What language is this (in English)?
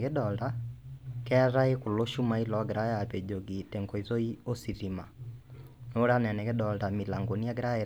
Masai